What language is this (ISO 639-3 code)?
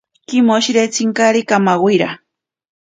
prq